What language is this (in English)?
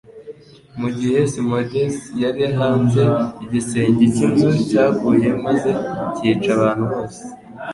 Kinyarwanda